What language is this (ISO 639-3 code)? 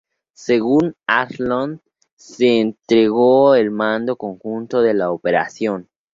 spa